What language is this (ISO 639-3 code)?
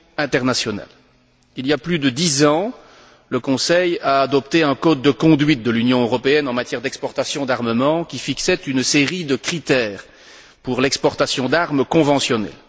fra